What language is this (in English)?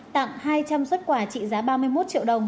Vietnamese